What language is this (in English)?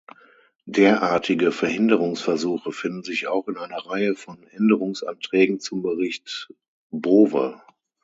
German